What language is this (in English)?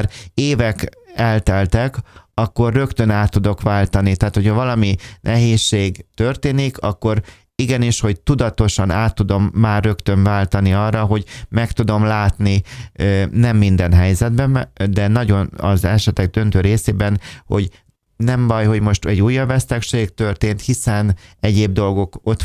Hungarian